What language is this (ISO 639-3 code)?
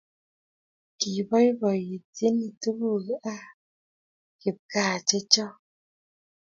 kln